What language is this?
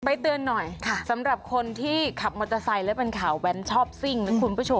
Thai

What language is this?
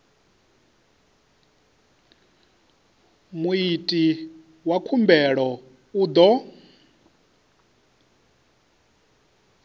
Venda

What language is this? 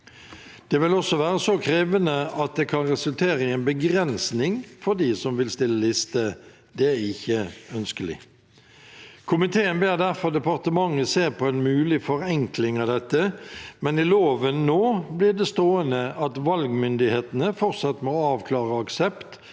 Norwegian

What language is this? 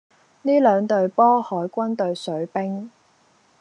Cantonese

